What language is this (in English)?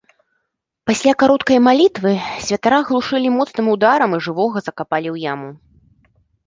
Belarusian